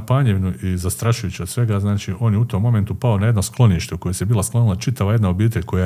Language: Croatian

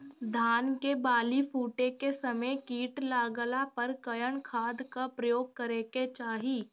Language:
Bhojpuri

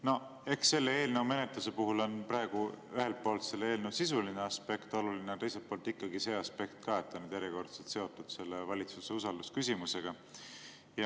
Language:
Estonian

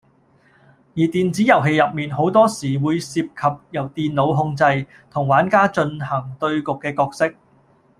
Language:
Cantonese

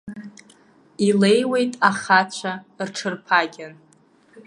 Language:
Abkhazian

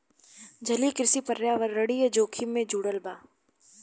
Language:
Bhojpuri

